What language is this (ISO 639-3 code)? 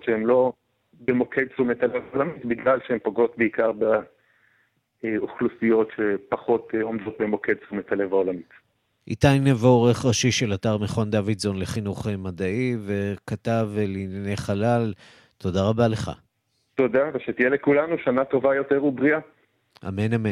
heb